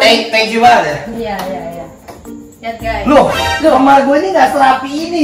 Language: Indonesian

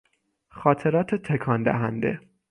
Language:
Persian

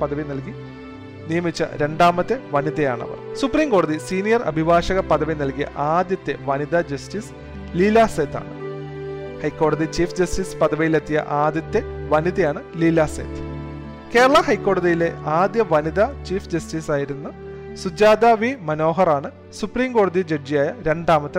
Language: Malayalam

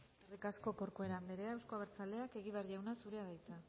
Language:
Basque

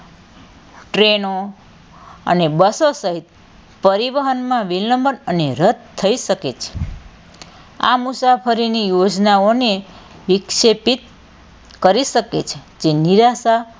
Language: Gujarati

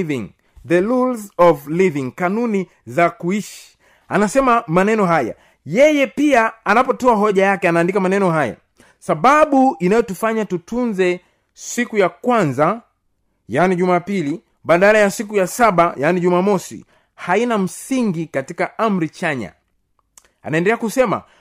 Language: Swahili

